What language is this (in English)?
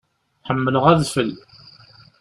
Kabyle